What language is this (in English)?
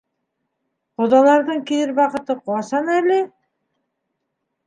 Bashkir